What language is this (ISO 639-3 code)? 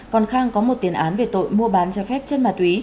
vie